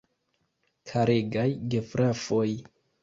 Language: Esperanto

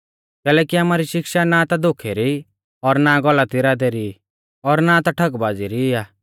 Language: Mahasu Pahari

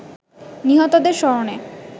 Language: Bangla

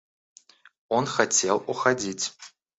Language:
Russian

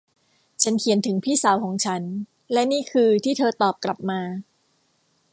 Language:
Thai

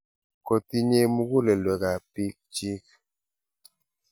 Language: Kalenjin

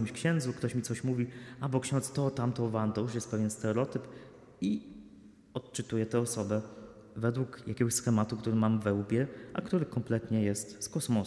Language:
Polish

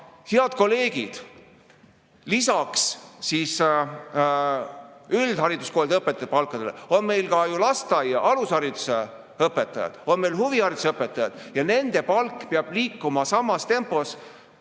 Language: Estonian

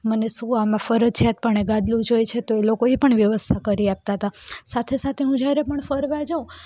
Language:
Gujarati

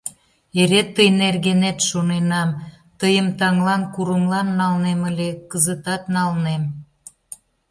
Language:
Mari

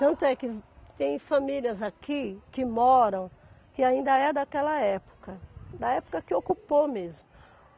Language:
Portuguese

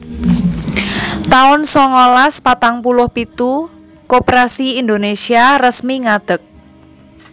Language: Javanese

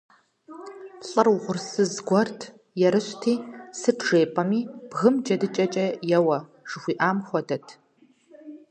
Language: Kabardian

